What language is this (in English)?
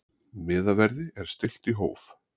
Icelandic